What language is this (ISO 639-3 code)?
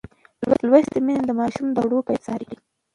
pus